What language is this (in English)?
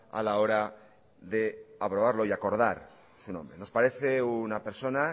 Spanish